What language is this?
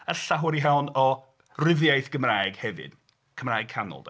Welsh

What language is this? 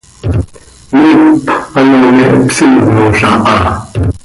Seri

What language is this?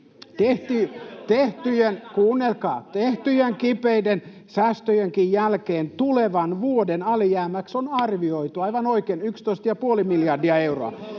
Finnish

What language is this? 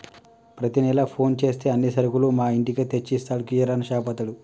Telugu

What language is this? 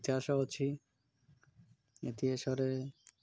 Odia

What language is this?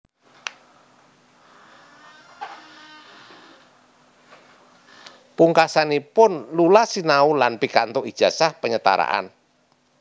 Javanese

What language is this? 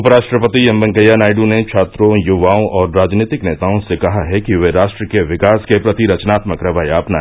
Hindi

